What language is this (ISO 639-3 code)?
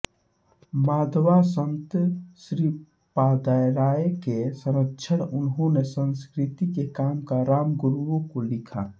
hin